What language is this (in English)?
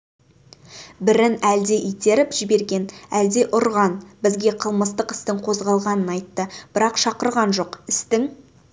Kazakh